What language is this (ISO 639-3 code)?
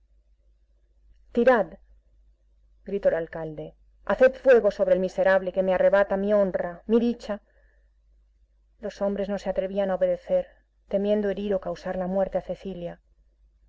spa